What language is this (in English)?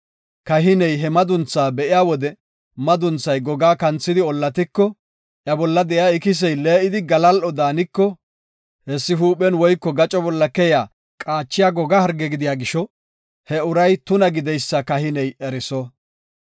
Gofa